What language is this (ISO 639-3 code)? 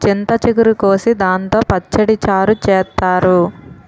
tel